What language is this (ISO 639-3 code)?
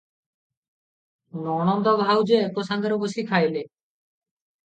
ori